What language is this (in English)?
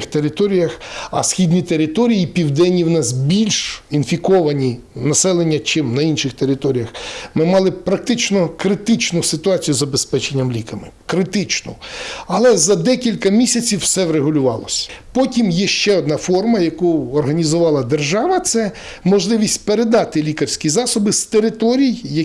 Ukrainian